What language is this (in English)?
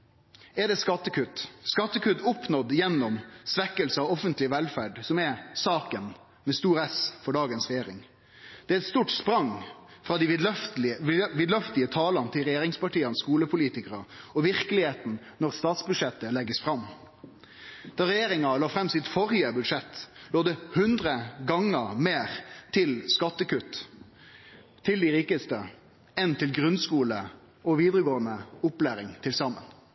Norwegian Nynorsk